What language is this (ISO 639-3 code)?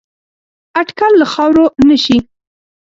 pus